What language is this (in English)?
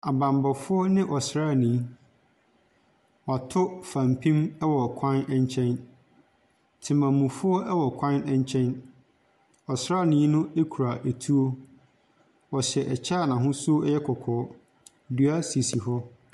Akan